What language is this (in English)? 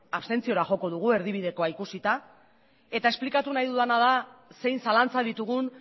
Basque